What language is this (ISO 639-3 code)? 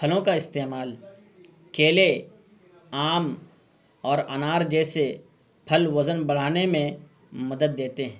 urd